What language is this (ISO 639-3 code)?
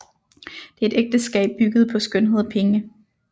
dan